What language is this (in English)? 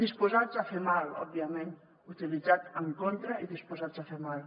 Catalan